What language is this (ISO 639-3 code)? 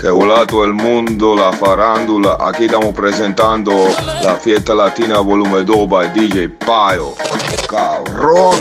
slk